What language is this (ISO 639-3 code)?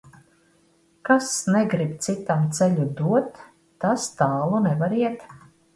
lav